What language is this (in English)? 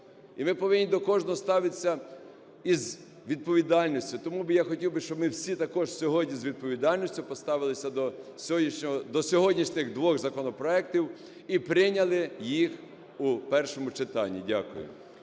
Ukrainian